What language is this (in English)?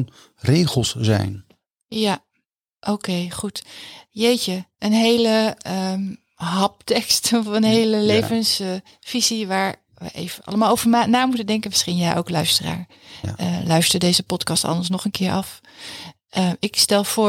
Dutch